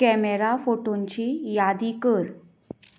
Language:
Konkani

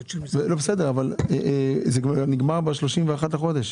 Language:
Hebrew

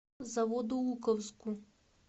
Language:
Russian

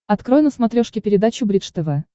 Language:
Russian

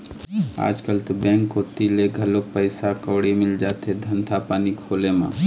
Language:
Chhattisgarhi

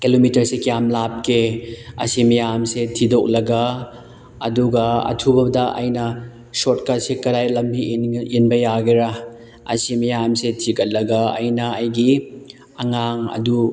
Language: Manipuri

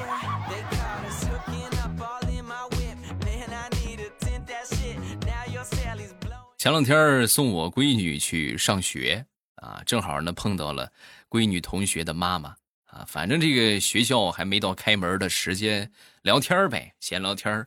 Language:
Chinese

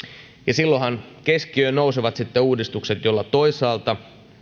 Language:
Finnish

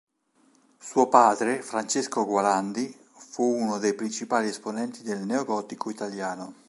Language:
Italian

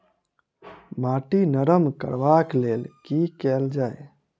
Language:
Maithili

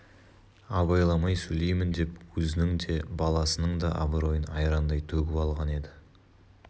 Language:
Kazakh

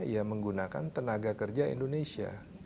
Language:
Indonesian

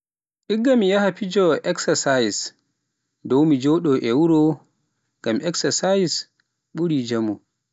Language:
Pular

